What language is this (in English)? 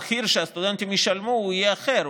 Hebrew